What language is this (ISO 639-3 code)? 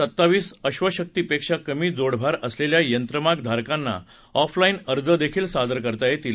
mar